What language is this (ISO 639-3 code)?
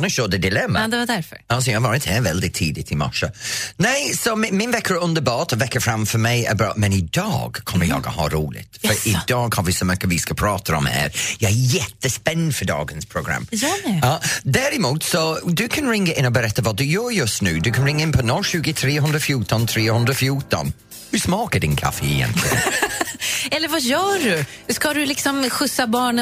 swe